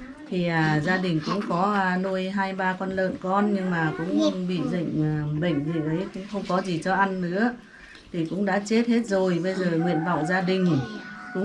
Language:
Vietnamese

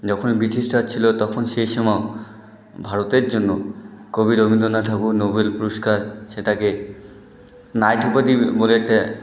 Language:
Bangla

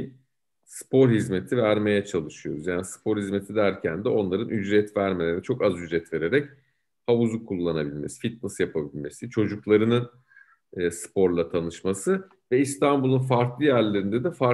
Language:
Turkish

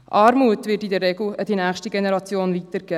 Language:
Swiss German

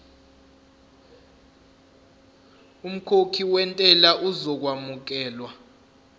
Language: Zulu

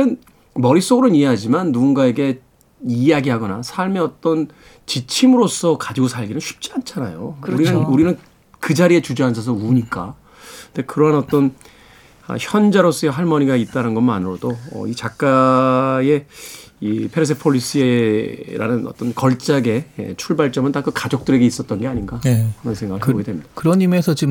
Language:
Korean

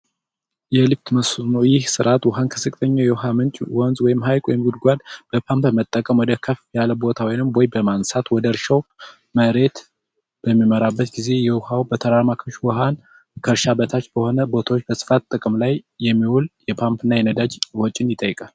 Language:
Amharic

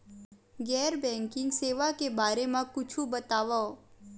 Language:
Chhattisgarhi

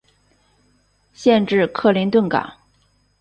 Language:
Chinese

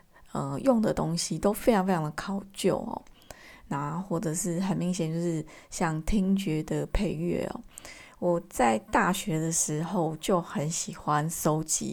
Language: Chinese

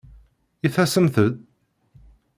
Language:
Kabyle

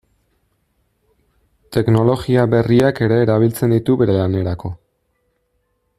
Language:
Basque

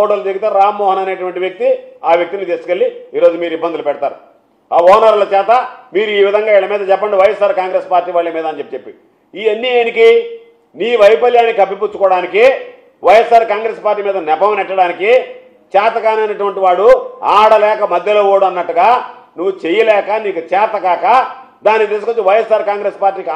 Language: Telugu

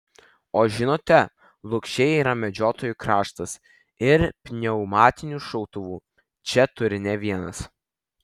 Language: Lithuanian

